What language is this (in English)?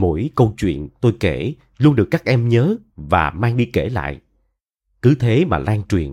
Vietnamese